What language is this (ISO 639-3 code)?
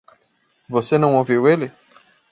por